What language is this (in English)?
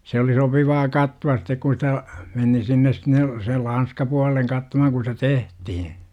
Finnish